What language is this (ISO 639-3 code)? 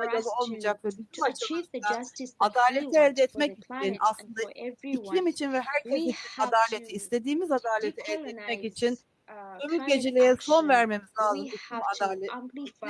tur